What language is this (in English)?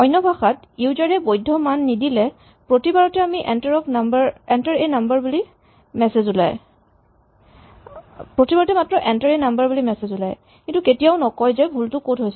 Assamese